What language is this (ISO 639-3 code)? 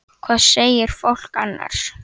isl